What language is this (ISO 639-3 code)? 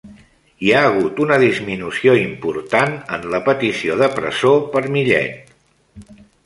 cat